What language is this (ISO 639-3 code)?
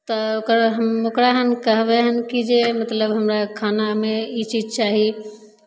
mai